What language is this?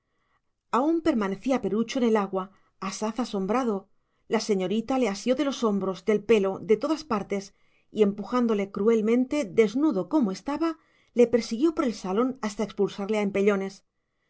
Spanish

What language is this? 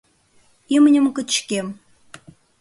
Mari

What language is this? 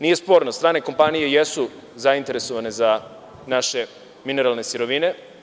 Serbian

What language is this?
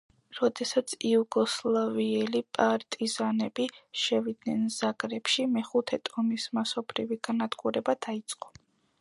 Georgian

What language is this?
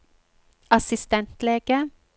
Norwegian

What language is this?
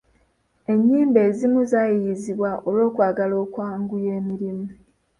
Ganda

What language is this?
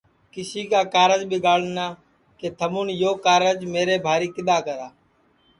Sansi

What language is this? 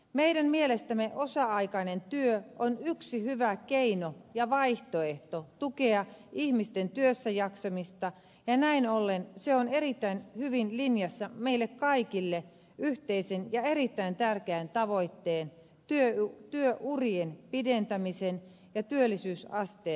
Finnish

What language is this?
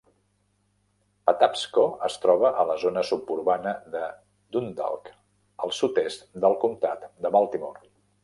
Catalan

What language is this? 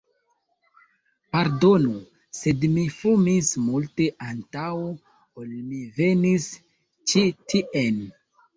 Esperanto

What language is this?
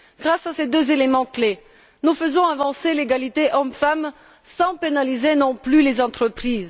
French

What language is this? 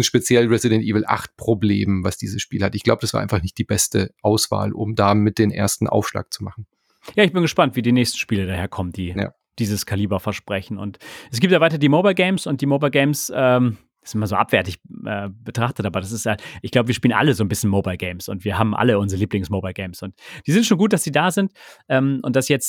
German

